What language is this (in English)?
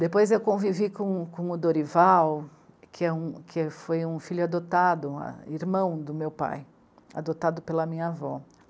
Portuguese